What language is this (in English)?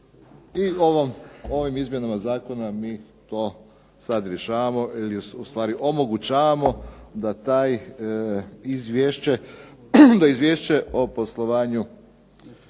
Croatian